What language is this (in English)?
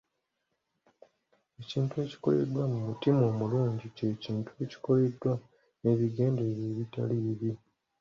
Ganda